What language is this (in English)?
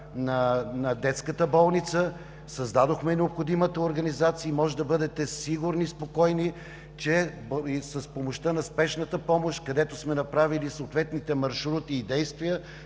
Bulgarian